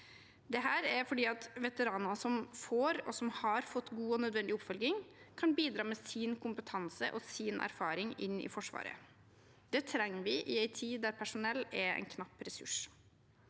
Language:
Norwegian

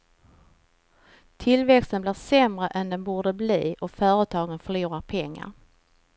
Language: Swedish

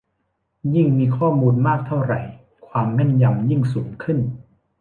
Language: Thai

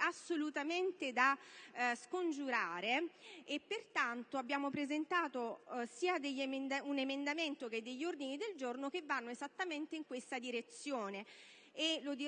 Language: Italian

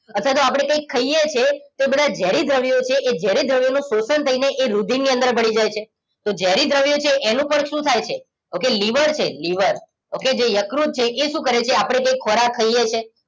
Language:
Gujarati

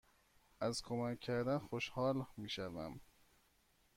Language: Persian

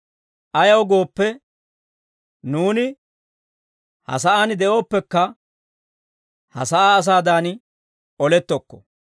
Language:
Dawro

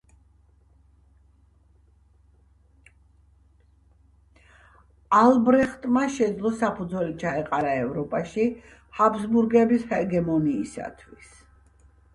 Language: Georgian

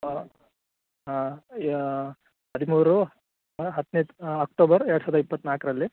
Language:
Kannada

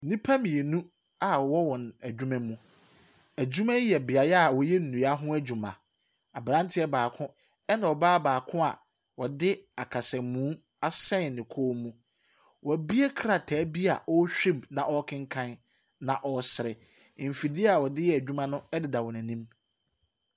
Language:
Akan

